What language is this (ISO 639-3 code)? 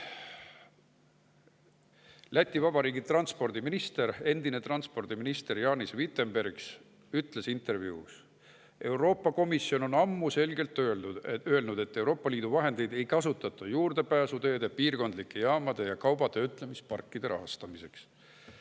est